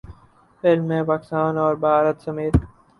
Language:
Urdu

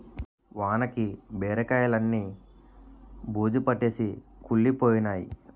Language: Telugu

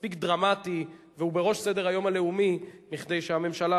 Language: Hebrew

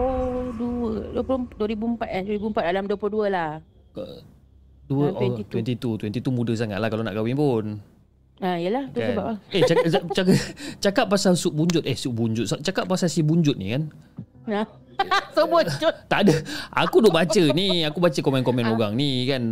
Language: Malay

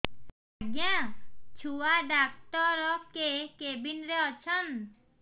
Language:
Odia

